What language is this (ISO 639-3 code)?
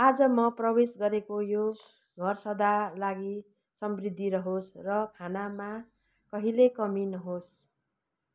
nep